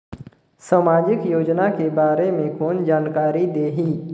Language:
Chhattisgarhi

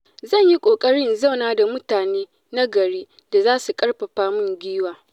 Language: Hausa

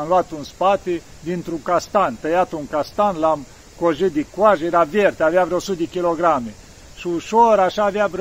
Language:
Romanian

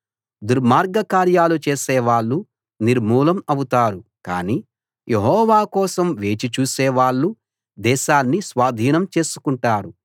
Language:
Telugu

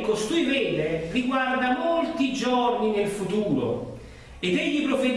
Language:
Italian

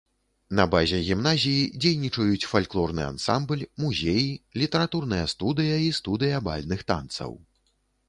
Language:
Belarusian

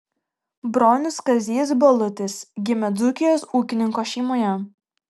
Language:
Lithuanian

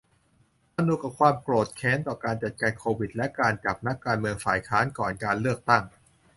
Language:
Thai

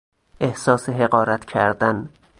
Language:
Persian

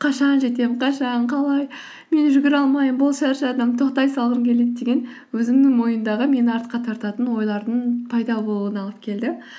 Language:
Kazakh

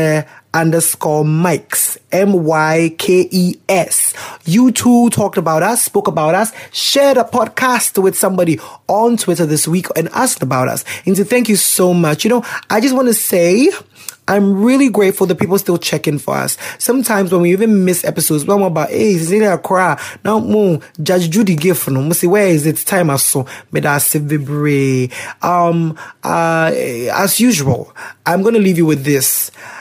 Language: English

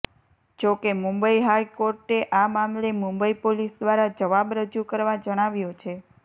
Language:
Gujarati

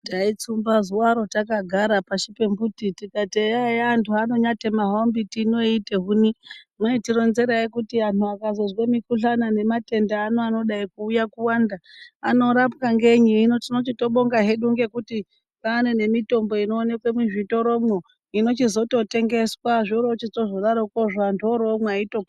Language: Ndau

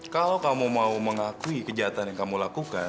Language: Indonesian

